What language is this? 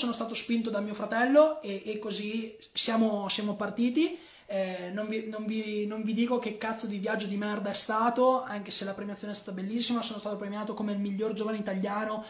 Italian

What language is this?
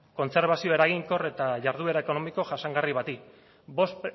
Basque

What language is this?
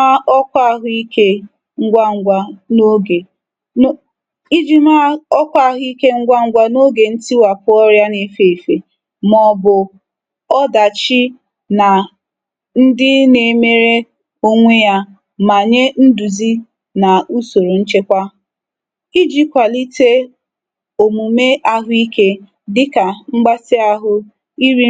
Igbo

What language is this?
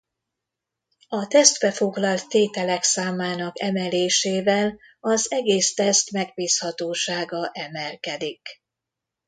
Hungarian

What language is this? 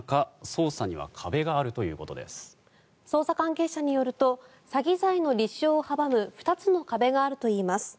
Japanese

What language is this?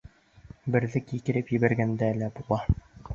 Bashkir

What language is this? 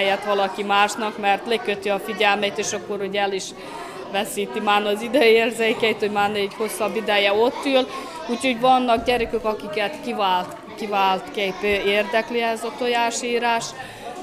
Hungarian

